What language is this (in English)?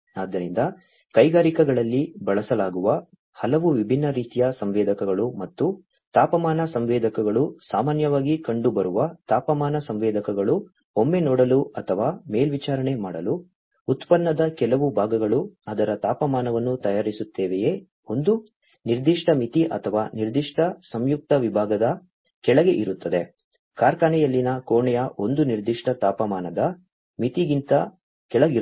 Kannada